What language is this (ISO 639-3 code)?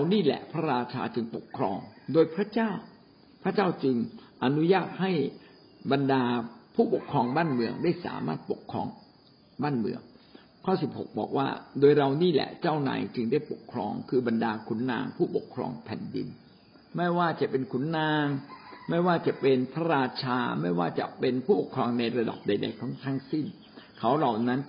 tha